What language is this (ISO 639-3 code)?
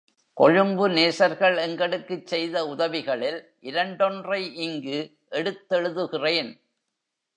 tam